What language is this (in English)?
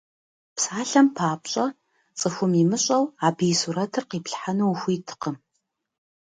Kabardian